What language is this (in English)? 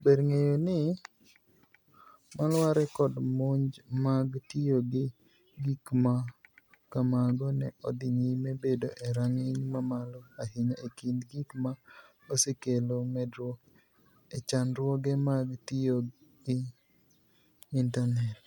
Luo (Kenya and Tanzania)